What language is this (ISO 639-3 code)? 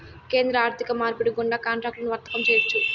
tel